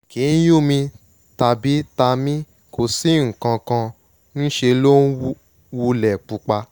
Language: Yoruba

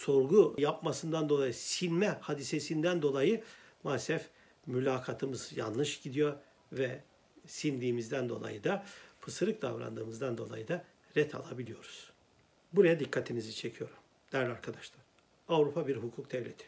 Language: Turkish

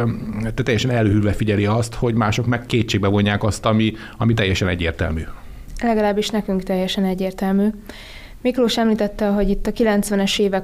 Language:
Hungarian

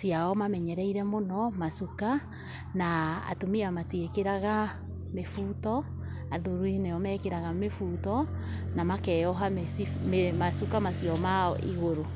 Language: Kikuyu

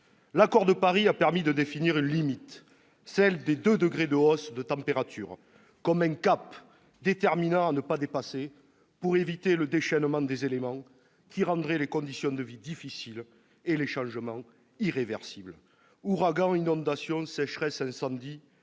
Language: French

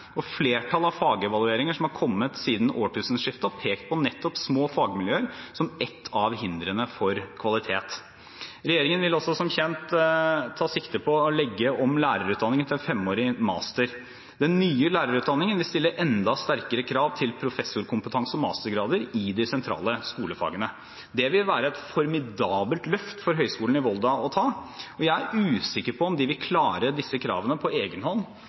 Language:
Norwegian Bokmål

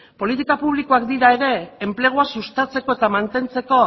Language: Basque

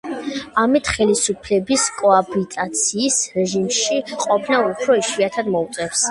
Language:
Georgian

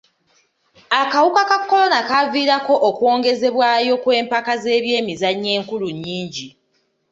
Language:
Ganda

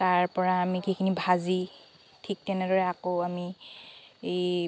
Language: Assamese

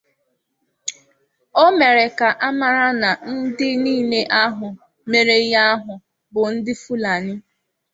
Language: Igbo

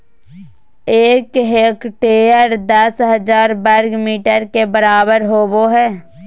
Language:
Magahi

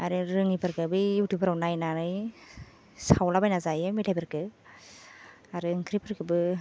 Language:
Bodo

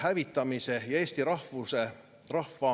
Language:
Estonian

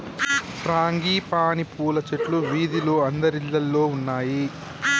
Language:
Telugu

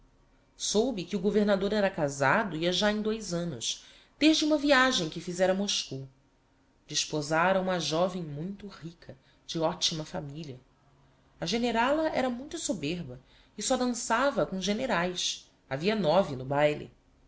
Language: Portuguese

